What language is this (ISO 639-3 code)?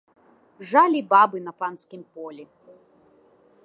bel